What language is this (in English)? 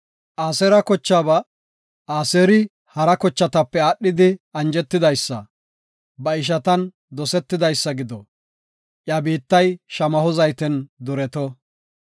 Gofa